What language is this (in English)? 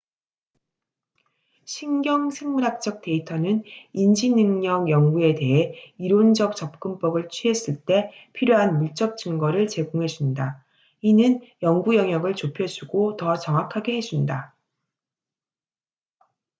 Korean